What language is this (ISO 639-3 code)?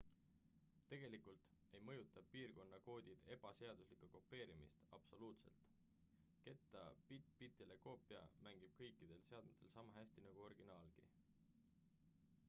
est